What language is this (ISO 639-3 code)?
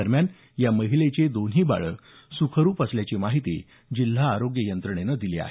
mar